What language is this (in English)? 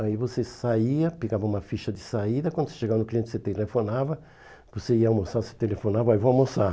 Portuguese